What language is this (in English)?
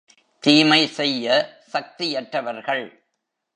Tamil